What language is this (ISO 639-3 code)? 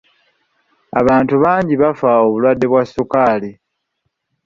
lug